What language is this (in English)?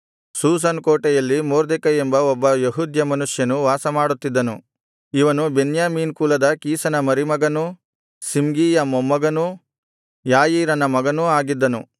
Kannada